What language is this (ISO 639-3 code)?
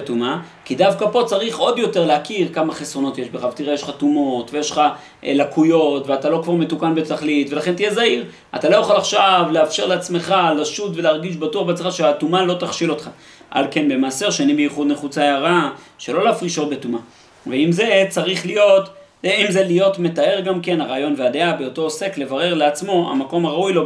heb